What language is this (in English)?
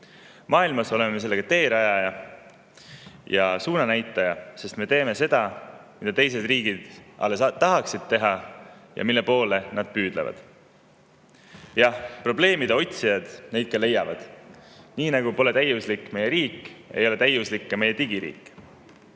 Estonian